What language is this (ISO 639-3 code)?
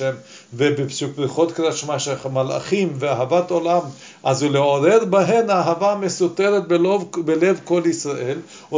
heb